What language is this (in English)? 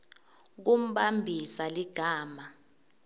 Swati